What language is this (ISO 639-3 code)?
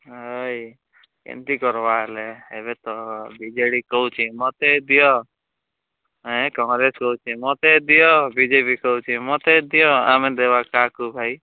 ori